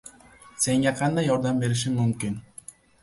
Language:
Uzbek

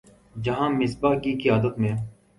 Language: Urdu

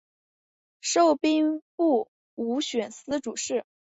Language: Chinese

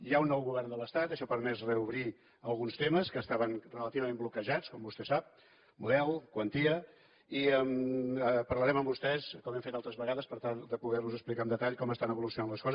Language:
Catalan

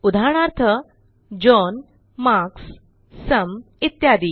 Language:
Marathi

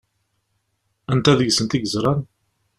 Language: Kabyle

